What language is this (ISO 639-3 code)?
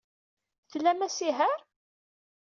kab